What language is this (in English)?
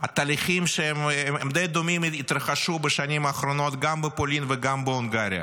Hebrew